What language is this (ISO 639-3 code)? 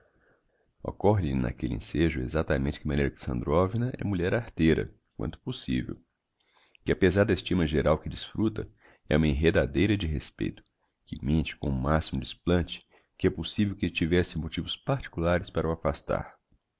por